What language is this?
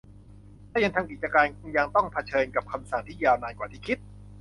Thai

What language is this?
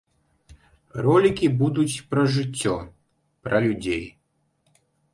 Belarusian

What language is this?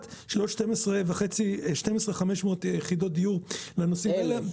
Hebrew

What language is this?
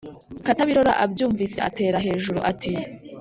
Kinyarwanda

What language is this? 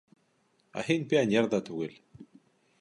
Bashkir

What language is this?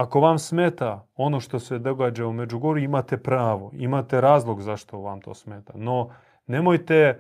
Croatian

